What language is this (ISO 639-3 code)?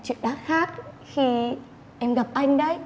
vie